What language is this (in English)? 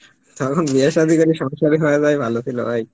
Bangla